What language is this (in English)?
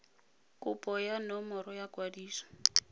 Tswana